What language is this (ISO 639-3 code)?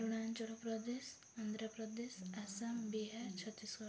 ori